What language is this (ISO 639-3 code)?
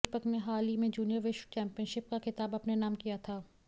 hin